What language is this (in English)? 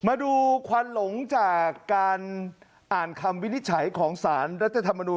Thai